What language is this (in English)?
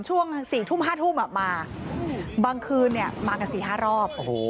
Thai